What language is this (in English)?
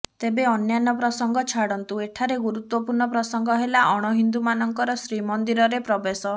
Odia